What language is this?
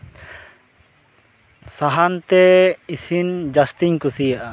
Santali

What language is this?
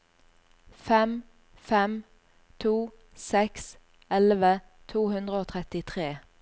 Norwegian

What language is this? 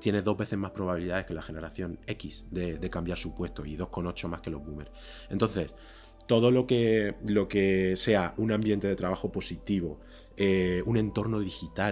Spanish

